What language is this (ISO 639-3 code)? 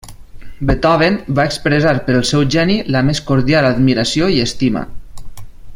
cat